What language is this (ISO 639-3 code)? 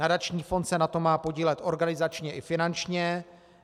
ces